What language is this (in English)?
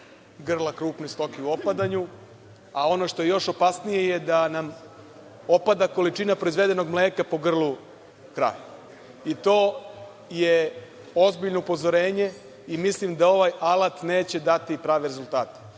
Serbian